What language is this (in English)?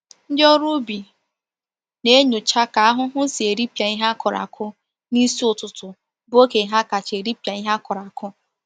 Igbo